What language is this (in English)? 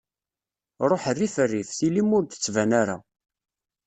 Kabyle